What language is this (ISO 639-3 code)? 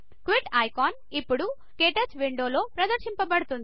tel